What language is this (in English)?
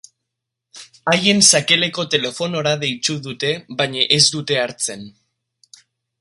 Basque